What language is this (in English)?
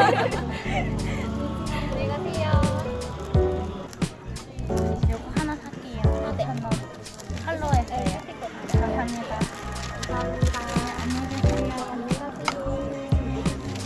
Korean